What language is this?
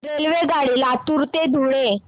Marathi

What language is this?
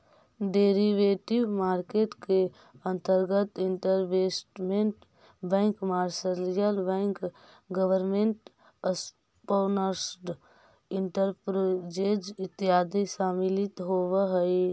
Magahi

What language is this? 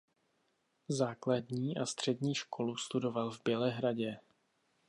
Czech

